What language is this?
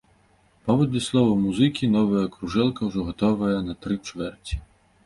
Belarusian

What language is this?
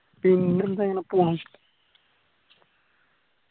Malayalam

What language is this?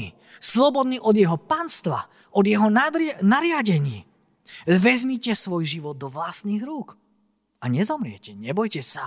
Slovak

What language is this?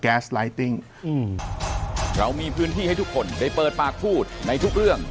Thai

